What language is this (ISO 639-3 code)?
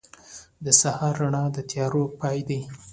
pus